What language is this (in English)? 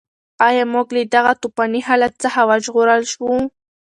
Pashto